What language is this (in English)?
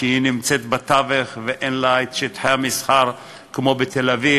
Hebrew